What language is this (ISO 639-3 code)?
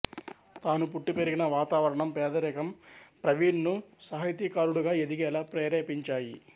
tel